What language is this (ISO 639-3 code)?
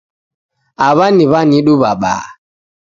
dav